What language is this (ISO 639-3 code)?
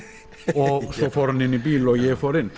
isl